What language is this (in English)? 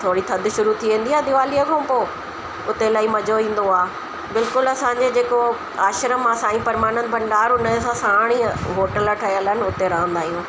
Sindhi